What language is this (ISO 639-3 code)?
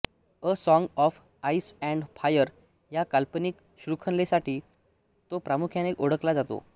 mar